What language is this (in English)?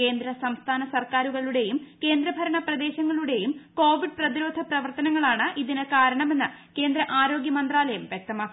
Malayalam